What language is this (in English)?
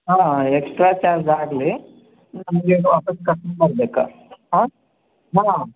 Kannada